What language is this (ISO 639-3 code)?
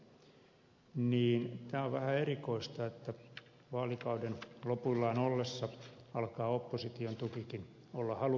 fin